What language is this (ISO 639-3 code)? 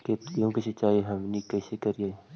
mag